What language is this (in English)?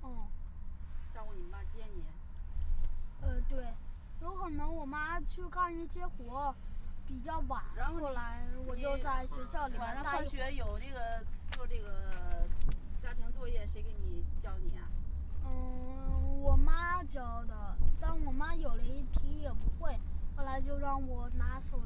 Chinese